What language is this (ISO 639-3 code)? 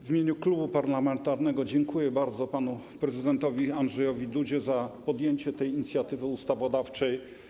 pol